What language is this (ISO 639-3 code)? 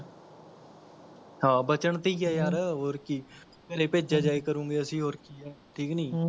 pan